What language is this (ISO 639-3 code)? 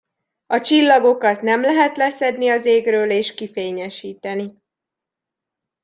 hun